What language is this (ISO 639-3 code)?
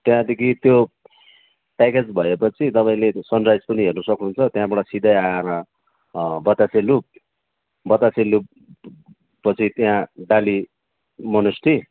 nep